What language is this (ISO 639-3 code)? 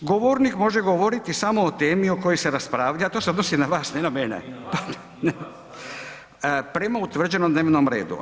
hrv